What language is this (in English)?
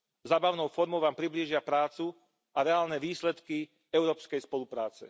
Slovak